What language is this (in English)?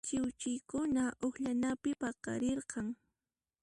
Puno Quechua